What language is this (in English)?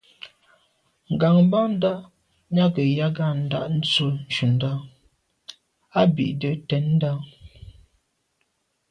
Medumba